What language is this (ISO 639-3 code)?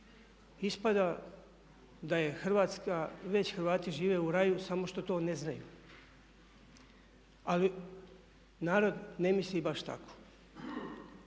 hrv